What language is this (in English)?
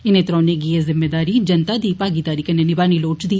Dogri